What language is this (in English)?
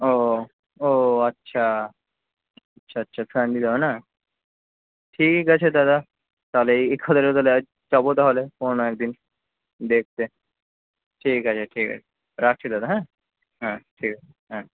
Bangla